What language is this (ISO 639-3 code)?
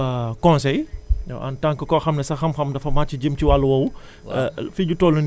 wol